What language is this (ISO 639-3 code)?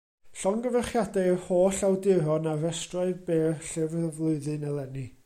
cym